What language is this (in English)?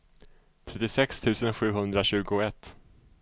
Swedish